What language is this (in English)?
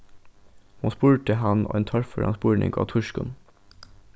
Faroese